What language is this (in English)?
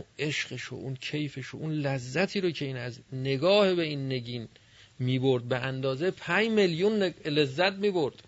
Persian